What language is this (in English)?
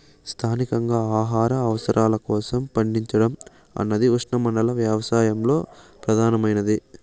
Telugu